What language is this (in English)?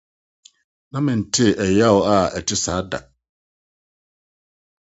Akan